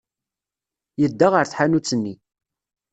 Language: Kabyle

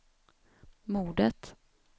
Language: Swedish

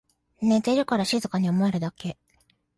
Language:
Japanese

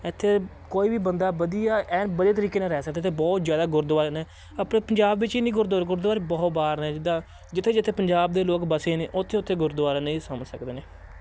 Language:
Punjabi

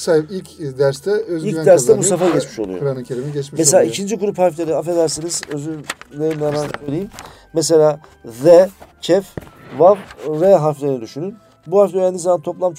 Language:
Turkish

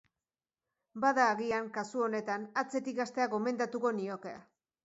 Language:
Basque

